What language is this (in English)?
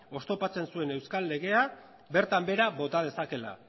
Basque